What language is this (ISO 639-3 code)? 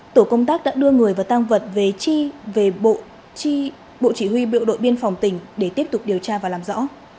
vie